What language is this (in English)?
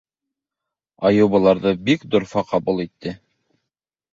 Bashkir